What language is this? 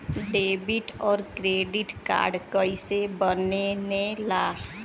Bhojpuri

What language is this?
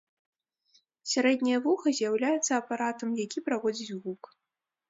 Belarusian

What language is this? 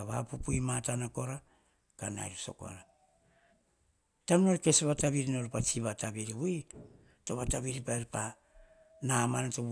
Hahon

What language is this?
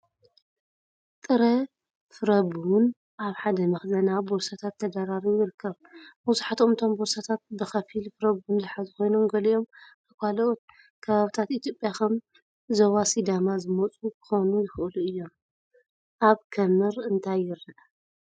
Tigrinya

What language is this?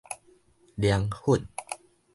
Min Nan Chinese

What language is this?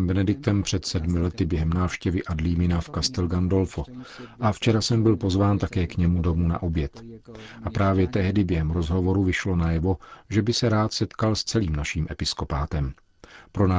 Czech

